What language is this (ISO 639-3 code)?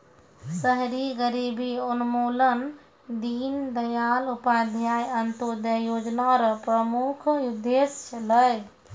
mai